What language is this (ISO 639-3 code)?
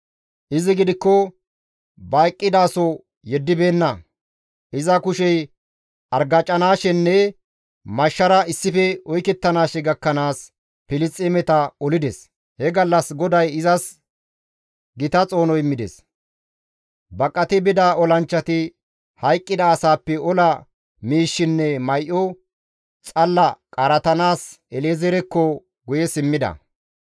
gmv